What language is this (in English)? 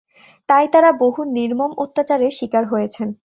Bangla